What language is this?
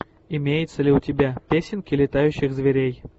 Russian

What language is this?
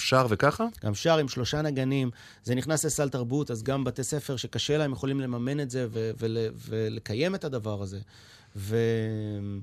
Hebrew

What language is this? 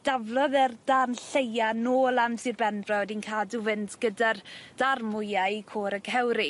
Welsh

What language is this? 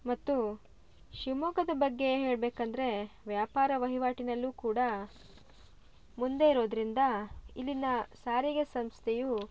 Kannada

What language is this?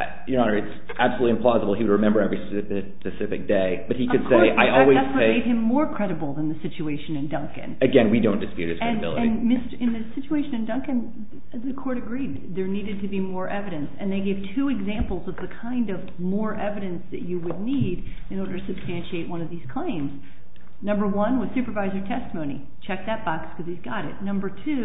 English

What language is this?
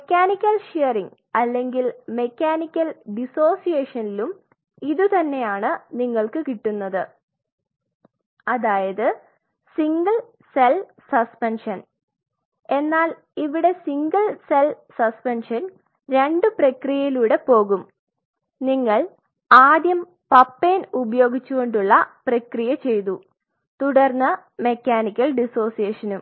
Malayalam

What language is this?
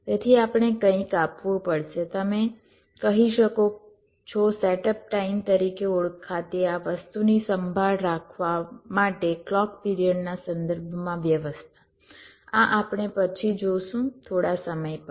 Gujarati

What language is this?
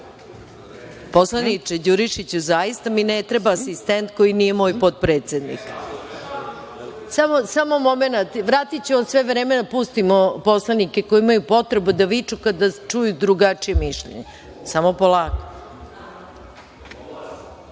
Serbian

